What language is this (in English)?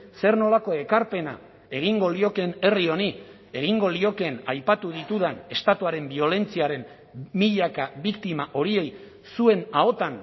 Basque